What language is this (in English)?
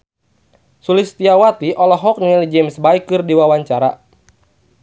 Sundanese